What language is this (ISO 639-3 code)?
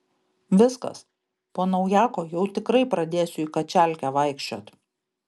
lit